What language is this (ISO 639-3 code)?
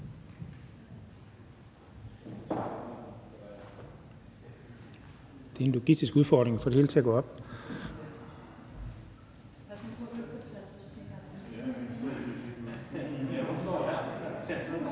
dan